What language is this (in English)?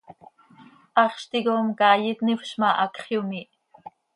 Seri